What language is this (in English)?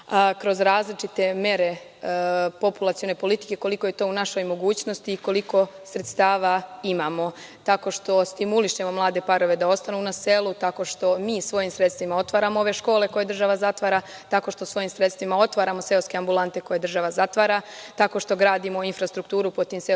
Serbian